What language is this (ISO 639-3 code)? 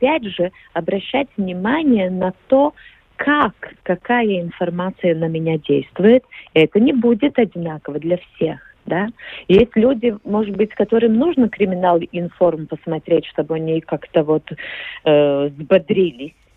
rus